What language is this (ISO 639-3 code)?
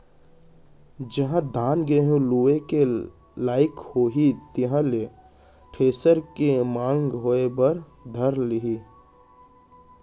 hne